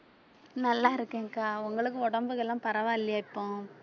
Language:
Tamil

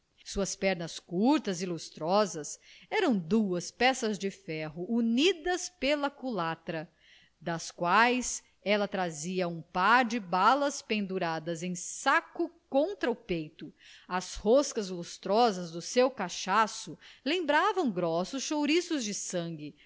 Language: Portuguese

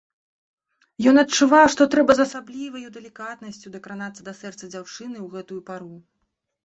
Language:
Belarusian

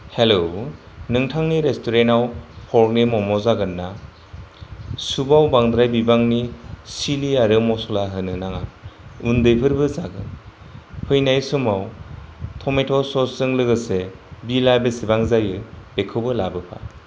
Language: Bodo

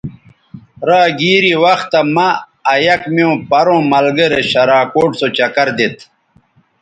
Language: Bateri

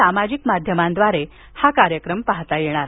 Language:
Marathi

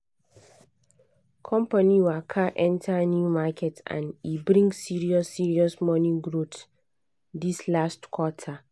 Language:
Nigerian Pidgin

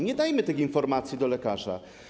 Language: Polish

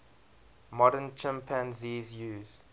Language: English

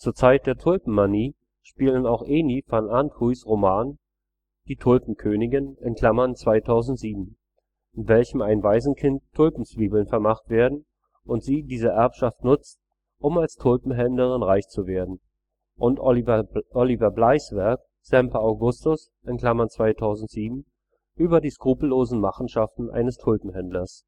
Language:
German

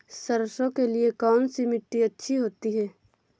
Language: Hindi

